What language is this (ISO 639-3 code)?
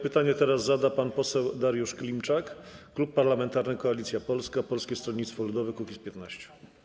pol